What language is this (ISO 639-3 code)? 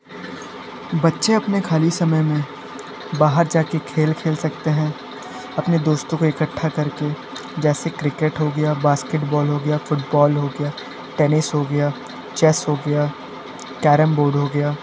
hin